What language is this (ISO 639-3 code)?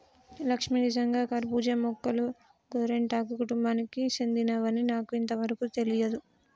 tel